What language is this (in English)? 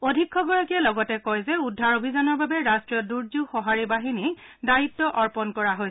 Assamese